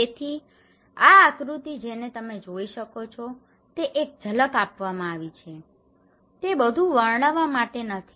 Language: Gujarati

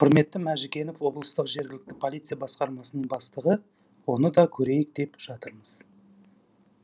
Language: Kazakh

